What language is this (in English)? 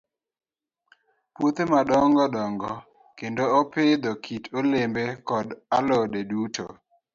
Luo (Kenya and Tanzania)